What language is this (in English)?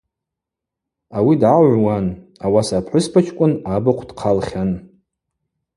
Abaza